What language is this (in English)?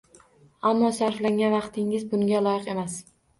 Uzbek